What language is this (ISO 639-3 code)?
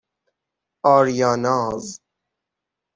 fas